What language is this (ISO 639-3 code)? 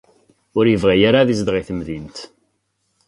kab